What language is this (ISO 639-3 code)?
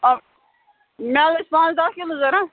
kas